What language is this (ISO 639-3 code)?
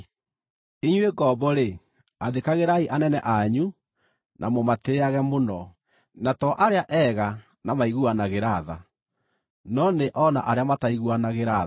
kik